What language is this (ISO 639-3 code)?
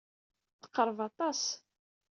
kab